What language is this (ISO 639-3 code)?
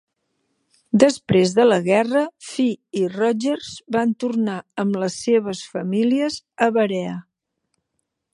cat